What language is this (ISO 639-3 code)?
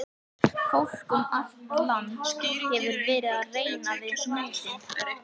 isl